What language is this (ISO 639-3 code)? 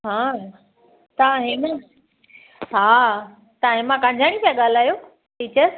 snd